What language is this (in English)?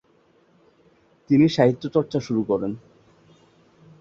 Bangla